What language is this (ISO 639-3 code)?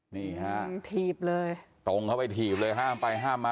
tha